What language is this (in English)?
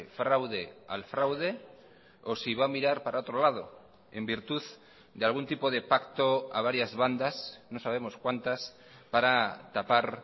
Spanish